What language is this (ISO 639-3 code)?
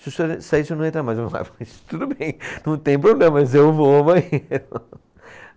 por